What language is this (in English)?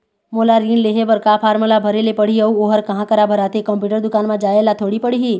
Chhattisgarhi